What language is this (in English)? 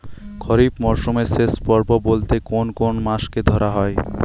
Bangla